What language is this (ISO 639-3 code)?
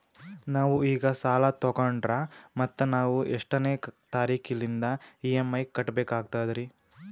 kan